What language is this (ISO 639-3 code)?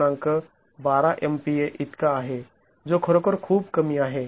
mar